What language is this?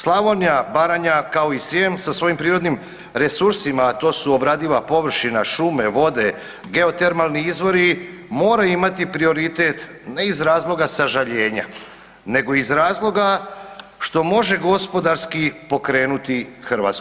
Croatian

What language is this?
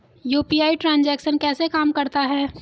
Hindi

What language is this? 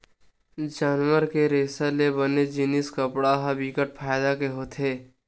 Chhattisgarhi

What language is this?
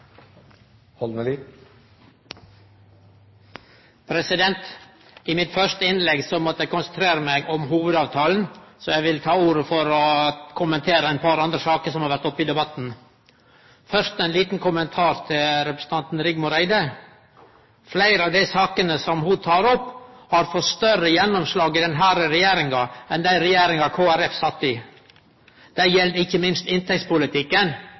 Norwegian Nynorsk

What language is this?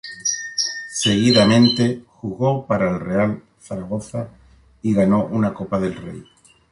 Spanish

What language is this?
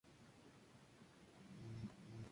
Spanish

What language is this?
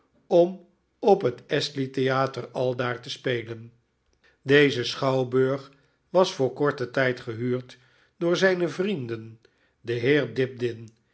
Dutch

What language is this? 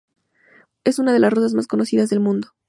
Spanish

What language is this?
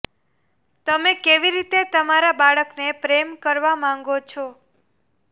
Gujarati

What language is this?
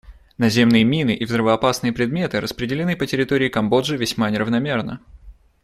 Russian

